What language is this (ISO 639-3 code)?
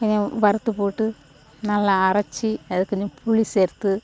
tam